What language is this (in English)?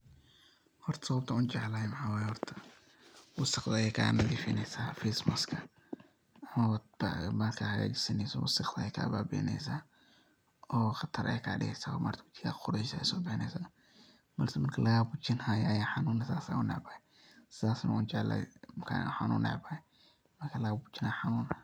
Somali